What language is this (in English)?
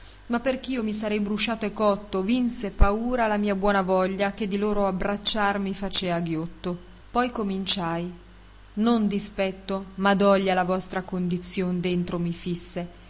Italian